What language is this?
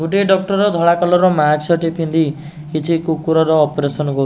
Odia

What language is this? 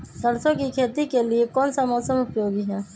Magahi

